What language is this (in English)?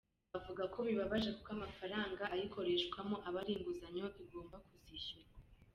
Kinyarwanda